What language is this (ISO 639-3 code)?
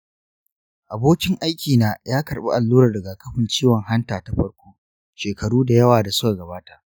hau